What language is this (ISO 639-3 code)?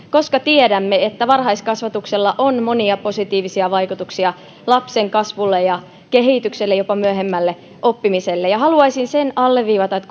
fin